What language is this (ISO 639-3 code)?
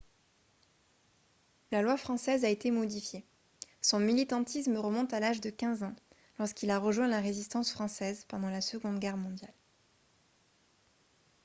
fra